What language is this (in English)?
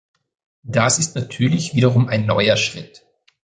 German